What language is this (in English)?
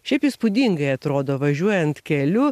Lithuanian